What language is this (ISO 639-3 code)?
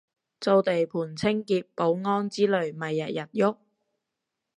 yue